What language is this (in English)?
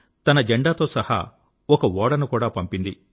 Telugu